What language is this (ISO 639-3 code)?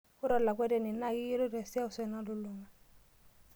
mas